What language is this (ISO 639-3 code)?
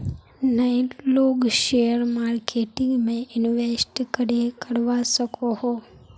mag